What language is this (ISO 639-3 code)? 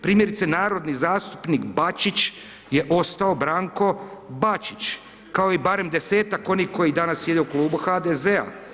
hrv